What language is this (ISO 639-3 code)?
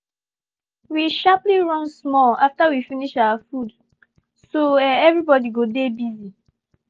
pcm